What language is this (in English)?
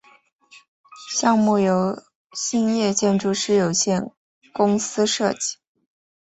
Chinese